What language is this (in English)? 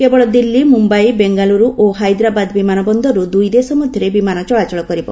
Odia